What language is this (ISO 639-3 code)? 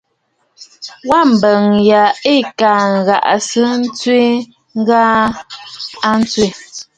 bfd